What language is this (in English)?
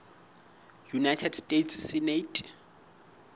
Southern Sotho